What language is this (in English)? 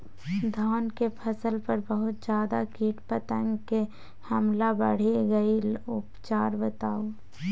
Maithili